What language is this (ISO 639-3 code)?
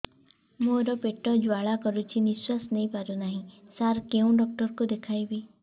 ori